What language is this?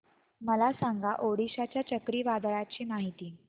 Marathi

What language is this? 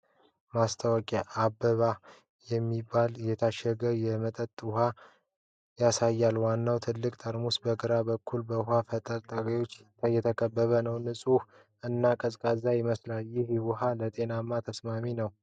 Amharic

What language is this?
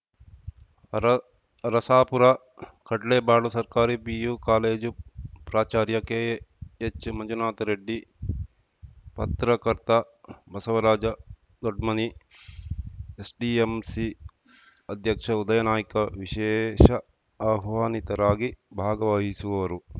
Kannada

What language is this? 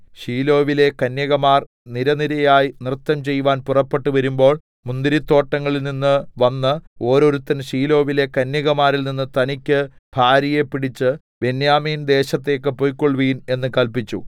Malayalam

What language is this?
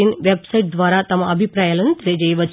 Telugu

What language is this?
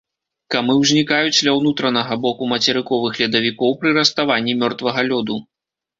Belarusian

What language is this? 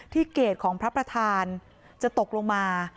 Thai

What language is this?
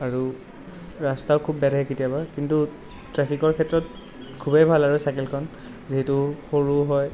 Assamese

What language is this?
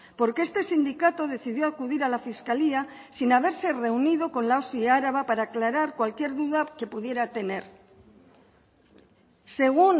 Spanish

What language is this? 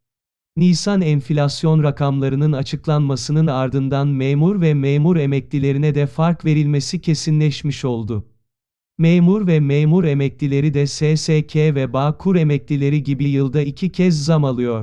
Turkish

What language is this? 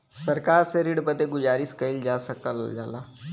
Bhojpuri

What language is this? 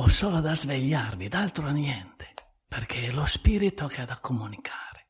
Italian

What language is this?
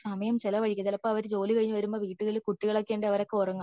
Malayalam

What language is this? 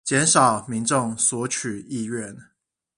Chinese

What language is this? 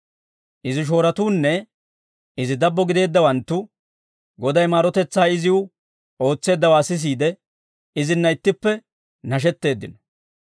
Dawro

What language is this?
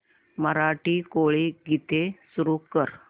Marathi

